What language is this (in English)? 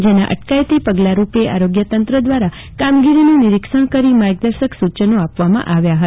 Gujarati